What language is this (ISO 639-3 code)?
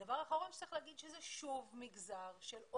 heb